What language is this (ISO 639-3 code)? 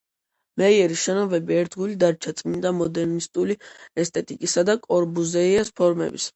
kat